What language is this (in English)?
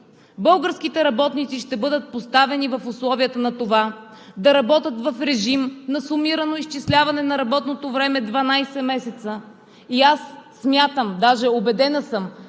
Bulgarian